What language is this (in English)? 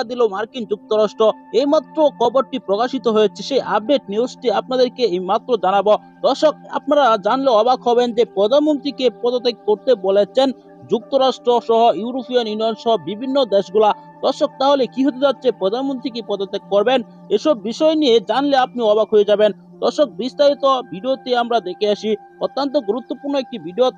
Bangla